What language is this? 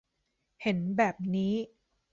Thai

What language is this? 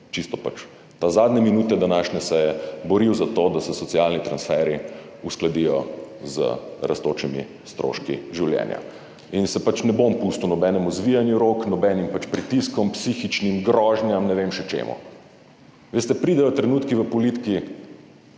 Slovenian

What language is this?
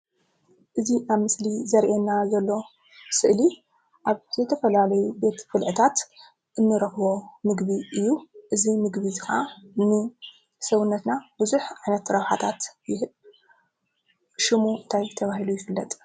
Tigrinya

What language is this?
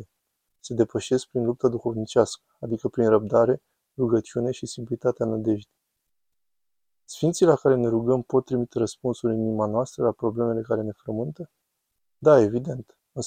Romanian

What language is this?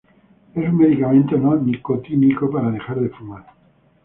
Spanish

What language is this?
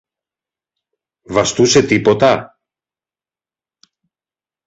Greek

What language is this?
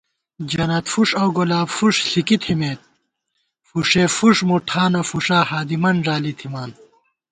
Gawar-Bati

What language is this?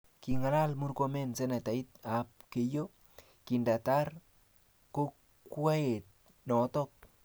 Kalenjin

